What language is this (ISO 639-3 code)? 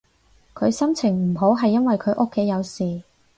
yue